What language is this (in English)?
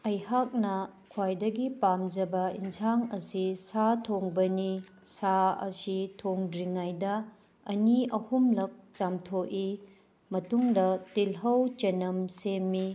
Manipuri